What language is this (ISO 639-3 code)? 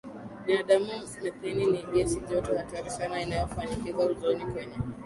swa